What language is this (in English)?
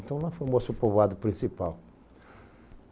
Portuguese